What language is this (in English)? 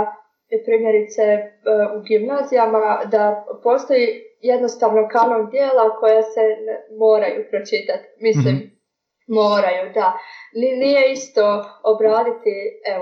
Croatian